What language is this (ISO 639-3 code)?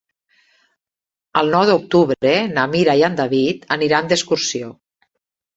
cat